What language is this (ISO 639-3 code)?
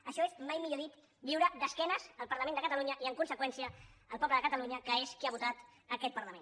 cat